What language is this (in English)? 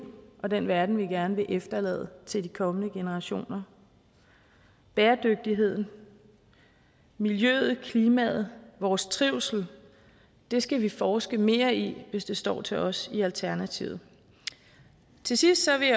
Danish